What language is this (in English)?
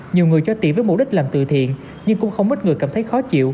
Vietnamese